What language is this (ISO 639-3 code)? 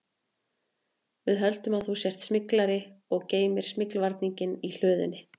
isl